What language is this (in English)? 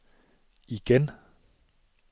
Danish